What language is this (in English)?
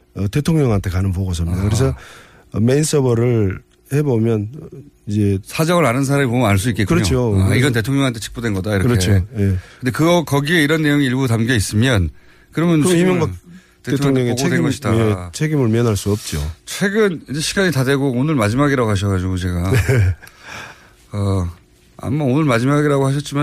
Korean